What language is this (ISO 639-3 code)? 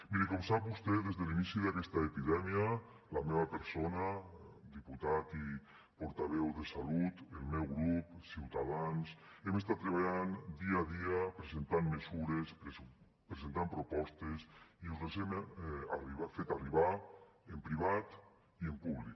cat